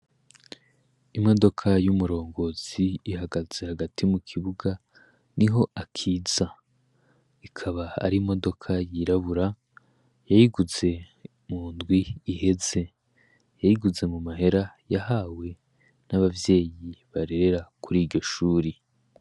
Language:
Rundi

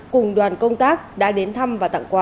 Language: Vietnamese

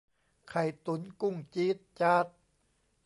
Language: Thai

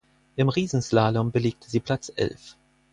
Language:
German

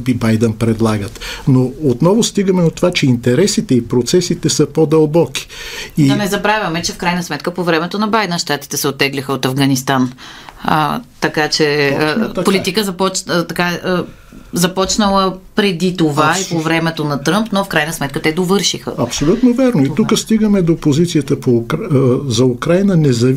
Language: Bulgarian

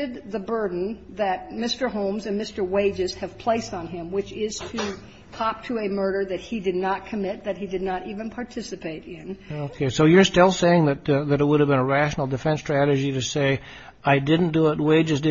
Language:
English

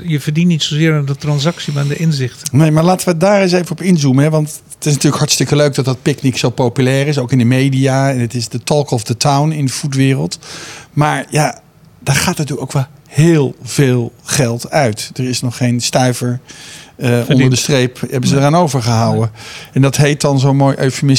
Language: Dutch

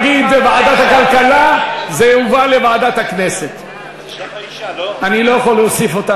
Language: Hebrew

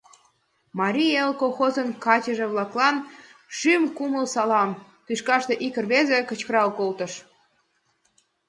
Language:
Mari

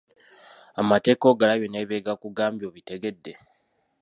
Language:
Ganda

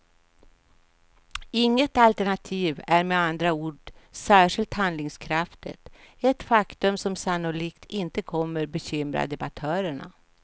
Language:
Swedish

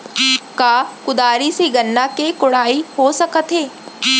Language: Chhattisgarhi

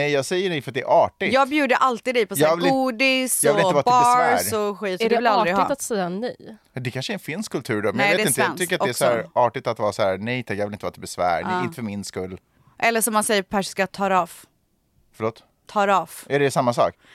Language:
Swedish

